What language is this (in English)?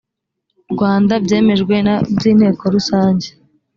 Kinyarwanda